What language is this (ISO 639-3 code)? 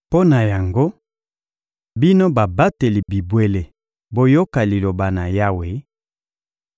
lin